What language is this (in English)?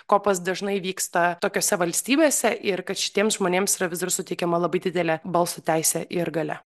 Lithuanian